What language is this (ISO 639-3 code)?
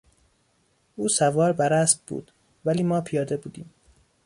fas